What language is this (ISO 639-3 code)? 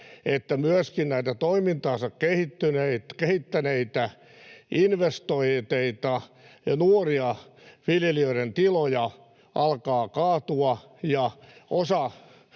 fin